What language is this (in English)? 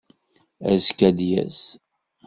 Kabyle